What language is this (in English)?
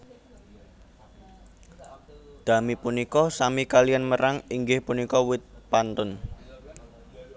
Javanese